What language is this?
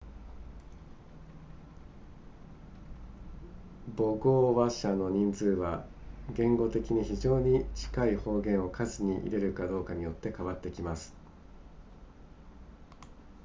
Japanese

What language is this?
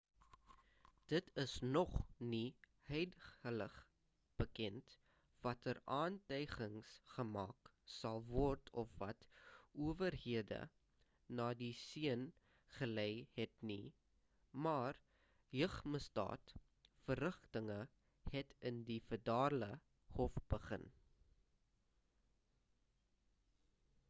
Afrikaans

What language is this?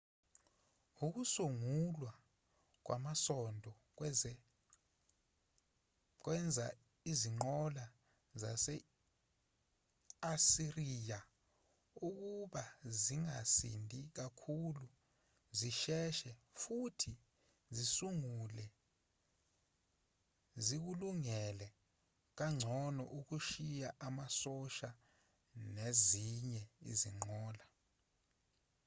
Zulu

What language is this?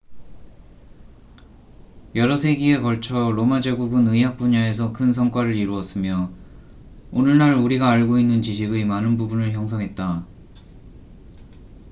Korean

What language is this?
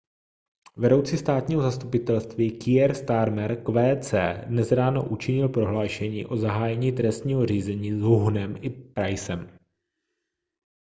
Czech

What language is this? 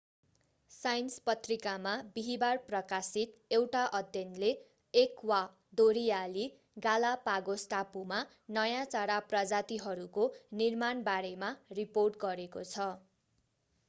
Nepali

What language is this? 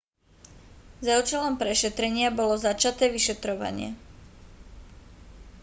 Slovak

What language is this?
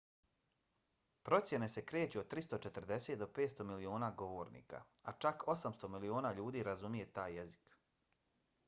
Bosnian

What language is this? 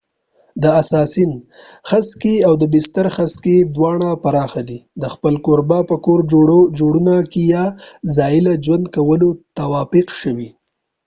Pashto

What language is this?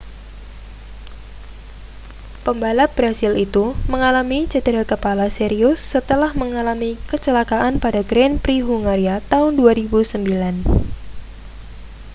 Indonesian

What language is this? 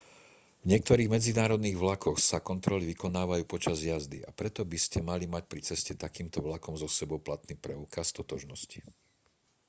Slovak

